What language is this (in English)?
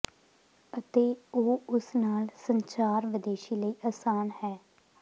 Punjabi